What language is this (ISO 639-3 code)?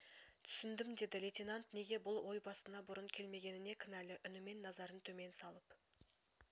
kaz